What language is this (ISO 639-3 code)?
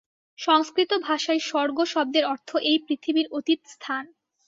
ben